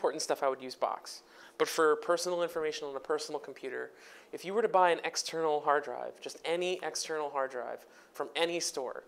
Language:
English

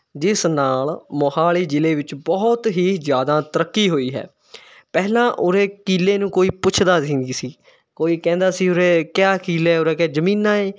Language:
Punjabi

